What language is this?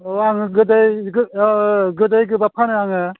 Bodo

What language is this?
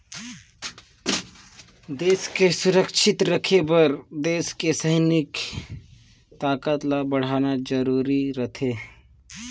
Chhattisgarhi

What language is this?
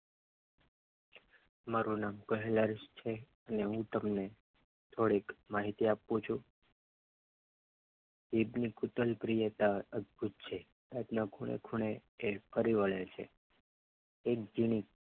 Gujarati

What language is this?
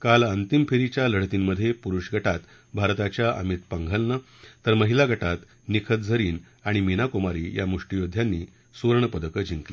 Marathi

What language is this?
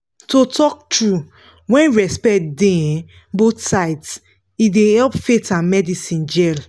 Nigerian Pidgin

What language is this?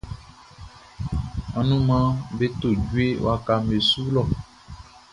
Baoulé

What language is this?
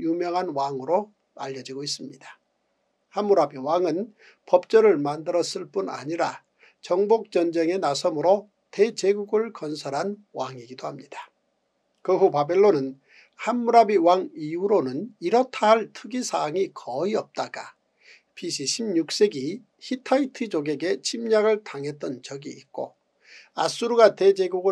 Korean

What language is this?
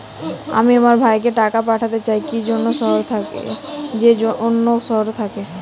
Bangla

